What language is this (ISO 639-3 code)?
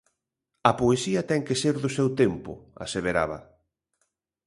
glg